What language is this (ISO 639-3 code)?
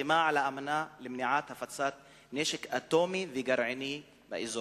heb